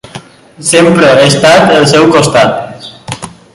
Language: Catalan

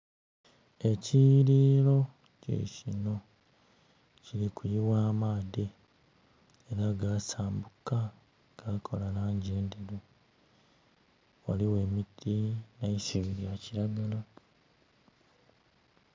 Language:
Soga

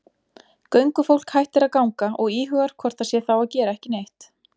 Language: Icelandic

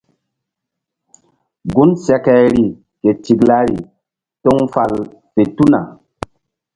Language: Mbum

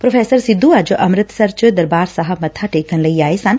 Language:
Punjabi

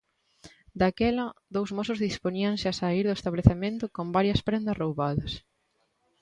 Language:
Galician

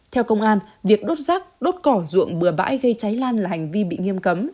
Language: Vietnamese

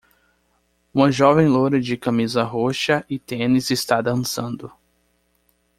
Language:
Portuguese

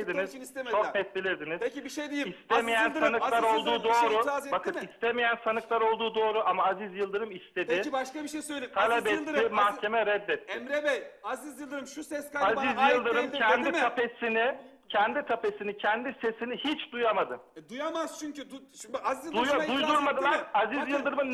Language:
Turkish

